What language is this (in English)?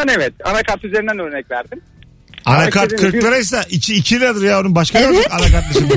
Turkish